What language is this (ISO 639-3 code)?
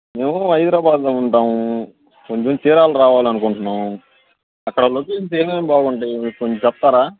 tel